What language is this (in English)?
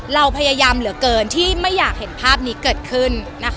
Thai